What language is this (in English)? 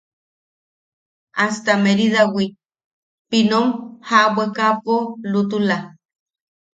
Yaqui